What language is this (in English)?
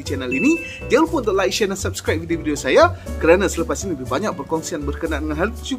Malay